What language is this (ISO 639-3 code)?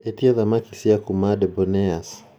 kik